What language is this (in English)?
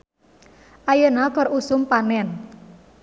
Sundanese